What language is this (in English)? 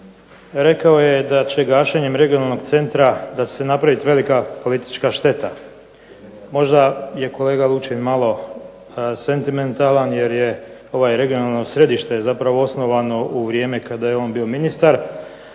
Croatian